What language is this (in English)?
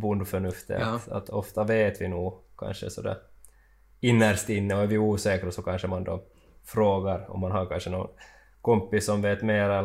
Swedish